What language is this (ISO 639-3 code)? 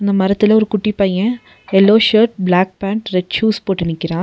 tam